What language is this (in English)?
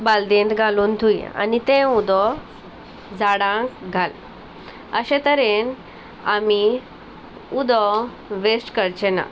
Konkani